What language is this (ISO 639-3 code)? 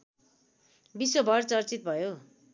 nep